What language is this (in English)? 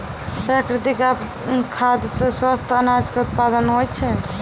Maithili